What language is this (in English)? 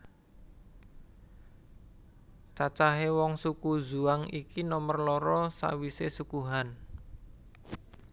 Javanese